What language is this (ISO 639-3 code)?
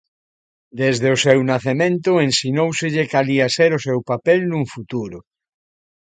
glg